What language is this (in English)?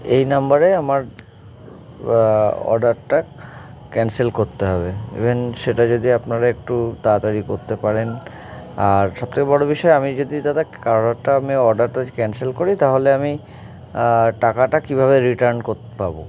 Bangla